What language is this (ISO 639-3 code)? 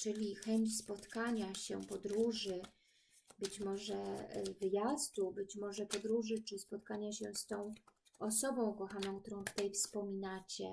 pol